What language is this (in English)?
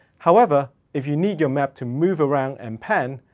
English